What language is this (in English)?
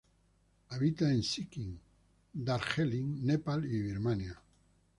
Spanish